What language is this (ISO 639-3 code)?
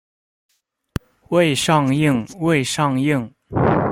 zho